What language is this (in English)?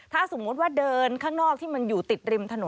Thai